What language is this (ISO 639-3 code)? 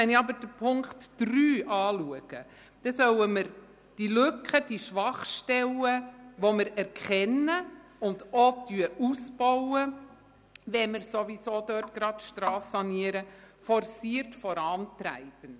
gsw